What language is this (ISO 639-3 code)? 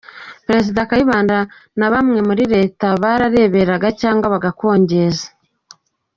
kin